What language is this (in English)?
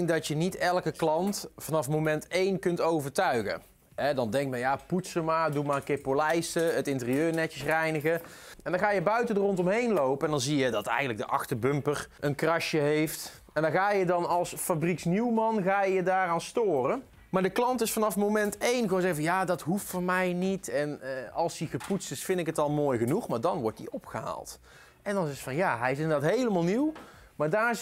Dutch